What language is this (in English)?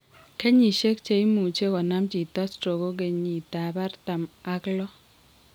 Kalenjin